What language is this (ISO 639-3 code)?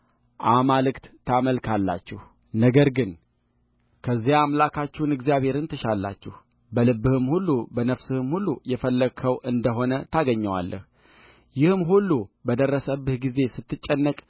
amh